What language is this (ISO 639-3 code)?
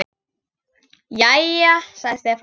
isl